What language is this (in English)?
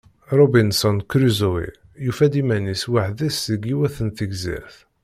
Kabyle